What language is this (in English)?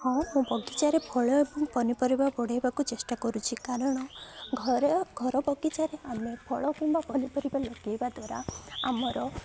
Odia